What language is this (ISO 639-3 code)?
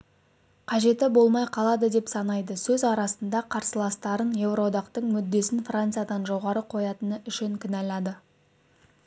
kaz